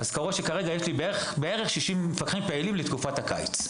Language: Hebrew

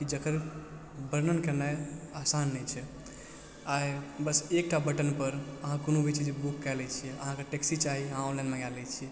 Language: Maithili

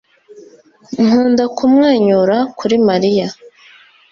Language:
Kinyarwanda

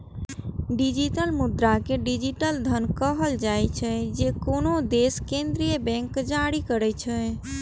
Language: Maithili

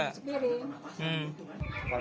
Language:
Indonesian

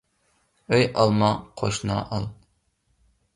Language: Uyghur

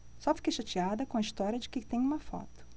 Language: Portuguese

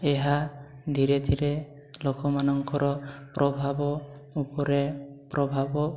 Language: Odia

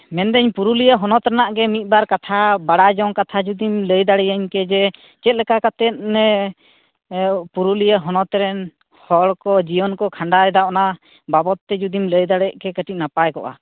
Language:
Santali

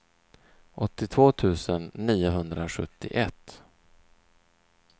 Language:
Swedish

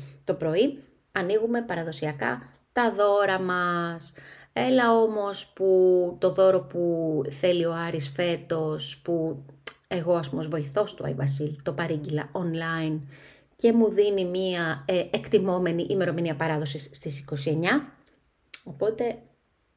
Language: Greek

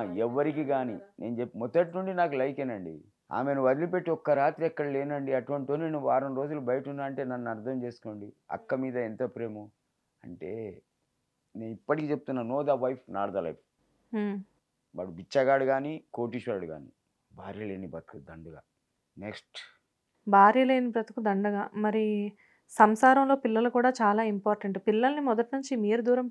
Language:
Telugu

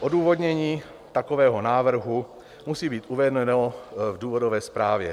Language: Czech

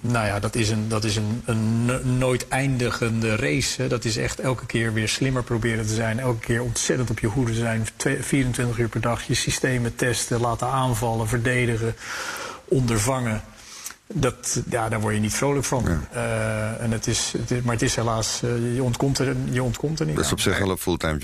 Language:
Dutch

